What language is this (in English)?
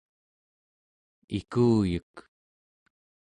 Central Yupik